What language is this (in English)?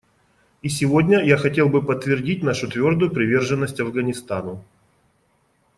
Russian